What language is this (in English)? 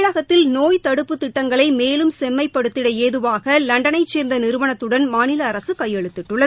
Tamil